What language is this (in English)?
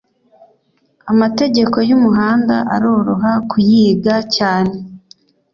Kinyarwanda